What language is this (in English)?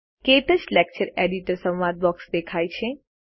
Gujarati